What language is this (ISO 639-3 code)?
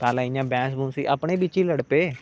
doi